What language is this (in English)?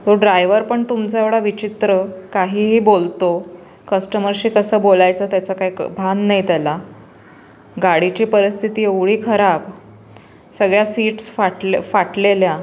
Marathi